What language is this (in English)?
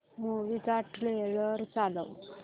Marathi